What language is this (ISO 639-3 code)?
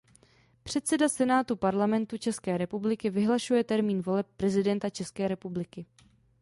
ces